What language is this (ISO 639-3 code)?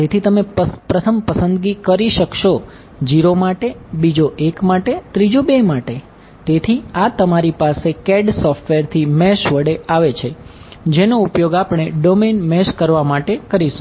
guj